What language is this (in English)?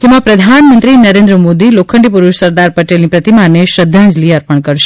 Gujarati